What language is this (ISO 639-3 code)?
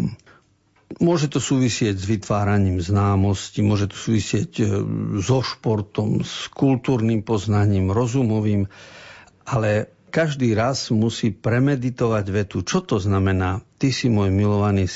slk